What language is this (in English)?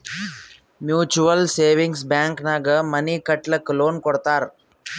Kannada